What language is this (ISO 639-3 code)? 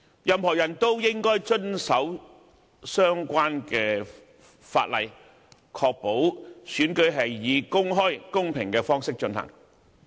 yue